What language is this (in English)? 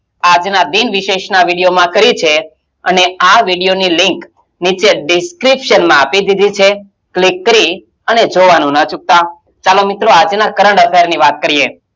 Gujarati